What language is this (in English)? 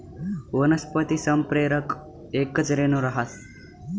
Marathi